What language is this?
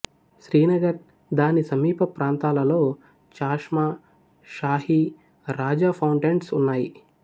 Telugu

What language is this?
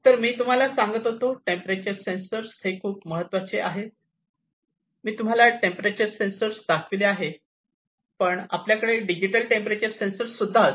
Marathi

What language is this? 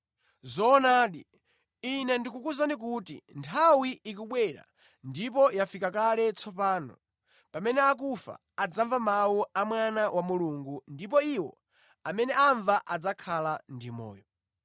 Nyanja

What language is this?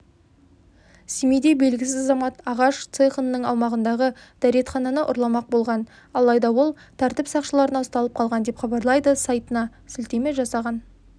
Kazakh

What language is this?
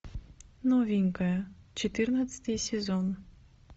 Russian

